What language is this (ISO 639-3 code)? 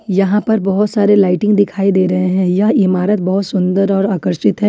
hin